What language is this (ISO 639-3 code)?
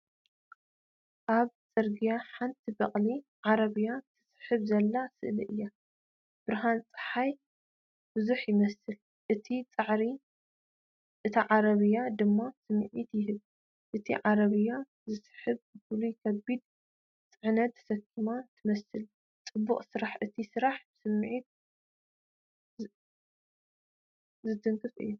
tir